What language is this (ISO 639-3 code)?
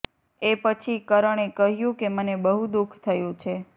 guj